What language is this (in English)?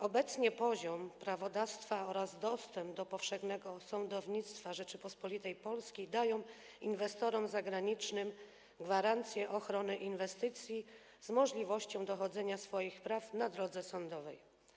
Polish